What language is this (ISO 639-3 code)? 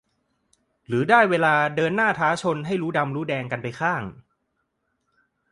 tha